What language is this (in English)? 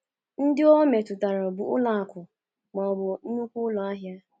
Igbo